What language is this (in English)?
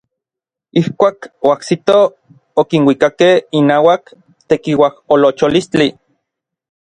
Orizaba Nahuatl